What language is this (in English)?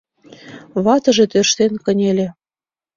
Mari